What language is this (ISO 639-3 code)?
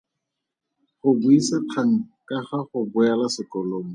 tsn